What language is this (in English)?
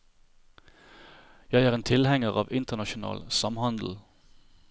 Norwegian